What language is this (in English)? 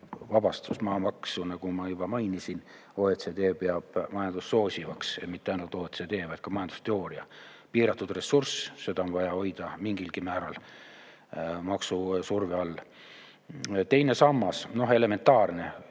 Estonian